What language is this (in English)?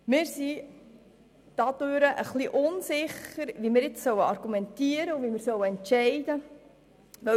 Swiss German